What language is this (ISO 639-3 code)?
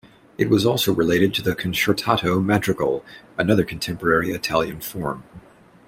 eng